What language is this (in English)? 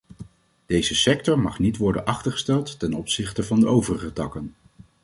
Dutch